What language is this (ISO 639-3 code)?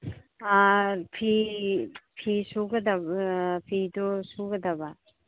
mni